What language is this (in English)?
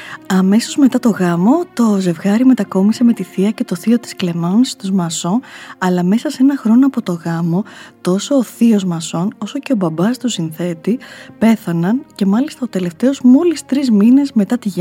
Greek